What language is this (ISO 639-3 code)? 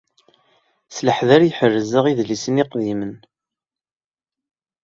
kab